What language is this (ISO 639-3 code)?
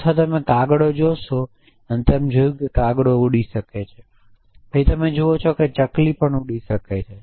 guj